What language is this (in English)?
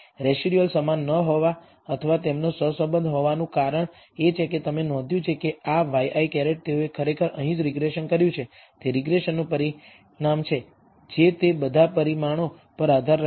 Gujarati